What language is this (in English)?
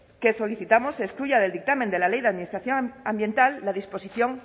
Spanish